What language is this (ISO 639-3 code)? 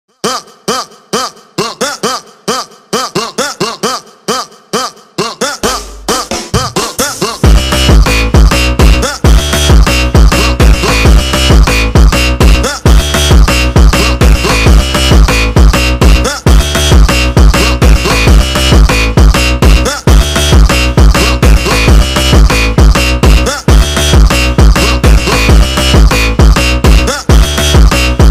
ron